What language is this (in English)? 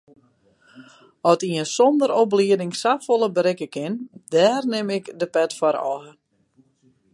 Western Frisian